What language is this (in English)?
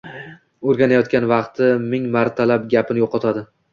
Uzbek